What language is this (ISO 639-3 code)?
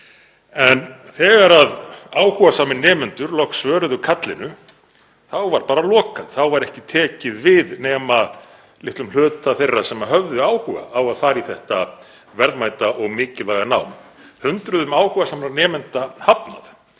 isl